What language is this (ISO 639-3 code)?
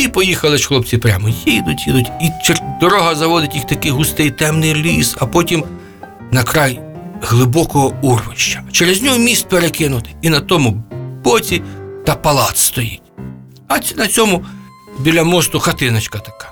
ukr